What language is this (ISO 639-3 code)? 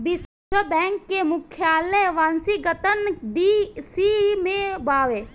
bho